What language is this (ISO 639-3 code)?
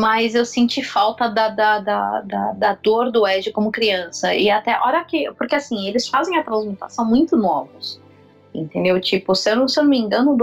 por